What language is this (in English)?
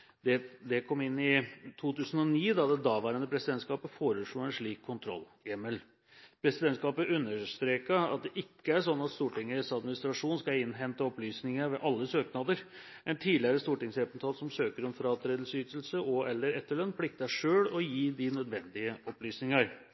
Norwegian Bokmål